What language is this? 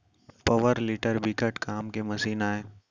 Chhattisgarhi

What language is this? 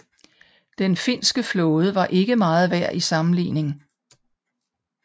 Danish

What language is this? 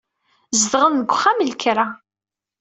Kabyle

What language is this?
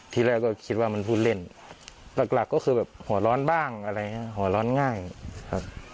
Thai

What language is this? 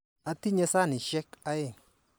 Kalenjin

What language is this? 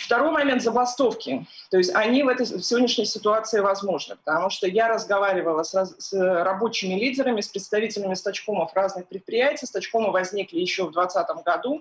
Russian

